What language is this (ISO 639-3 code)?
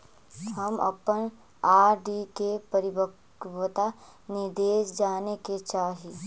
mag